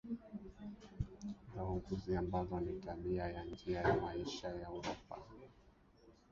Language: Swahili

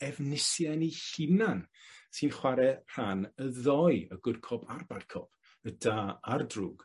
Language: Welsh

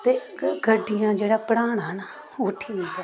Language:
Dogri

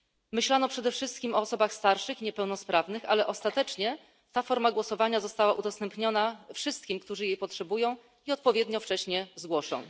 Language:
Polish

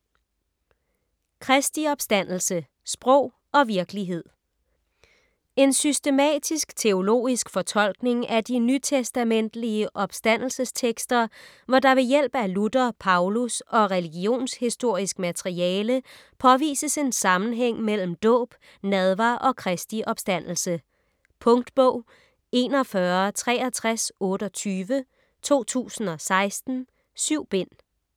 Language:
Danish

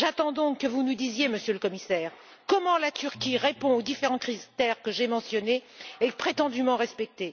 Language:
French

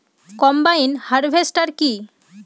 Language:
Bangla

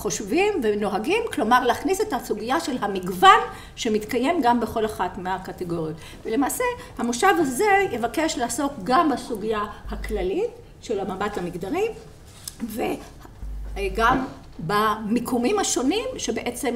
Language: Hebrew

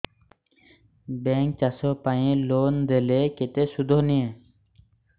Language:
Odia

